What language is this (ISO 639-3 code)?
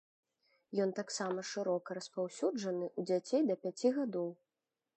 bel